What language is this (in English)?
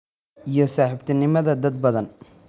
Somali